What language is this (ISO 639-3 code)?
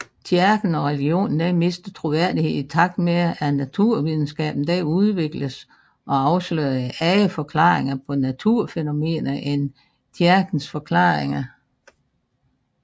dan